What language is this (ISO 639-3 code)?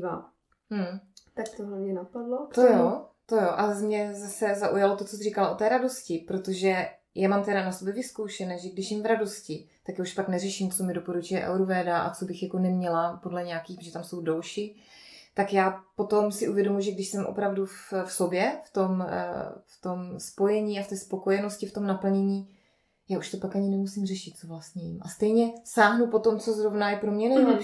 ces